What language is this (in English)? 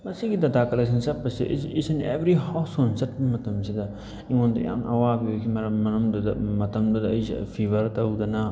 Manipuri